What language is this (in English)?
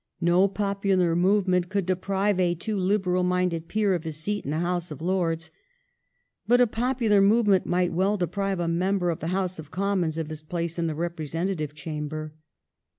English